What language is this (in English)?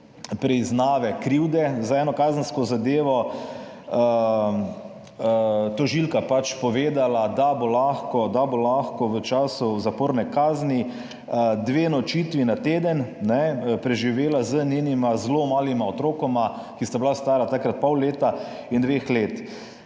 Slovenian